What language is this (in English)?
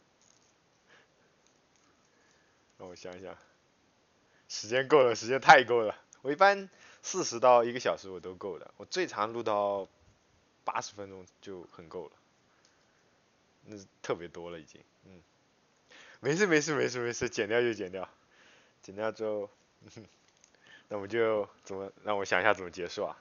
Chinese